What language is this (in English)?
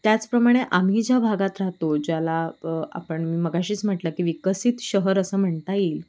Marathi